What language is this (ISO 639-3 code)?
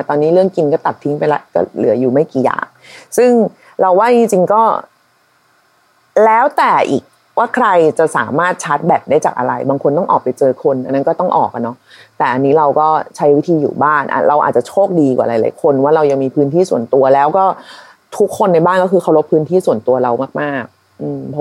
tha